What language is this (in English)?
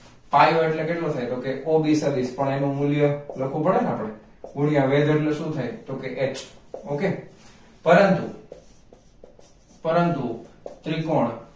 Gujarati